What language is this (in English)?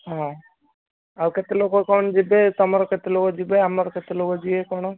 Odia